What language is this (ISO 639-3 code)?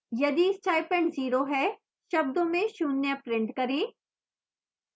hin